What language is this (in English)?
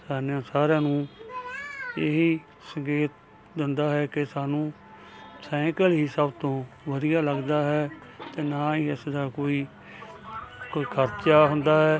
Punjabi